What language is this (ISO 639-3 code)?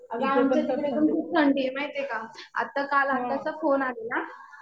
mar